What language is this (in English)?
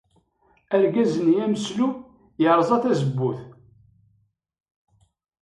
Kabyle